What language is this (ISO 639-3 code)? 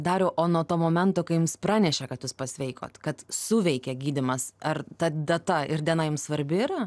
lit